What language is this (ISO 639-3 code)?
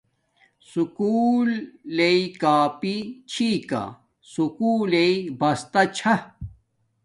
dmk